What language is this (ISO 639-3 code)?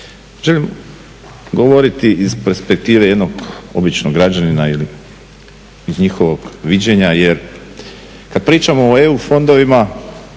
hrv